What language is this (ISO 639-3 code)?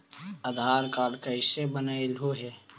mag